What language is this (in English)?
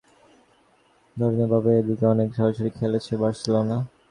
Bangla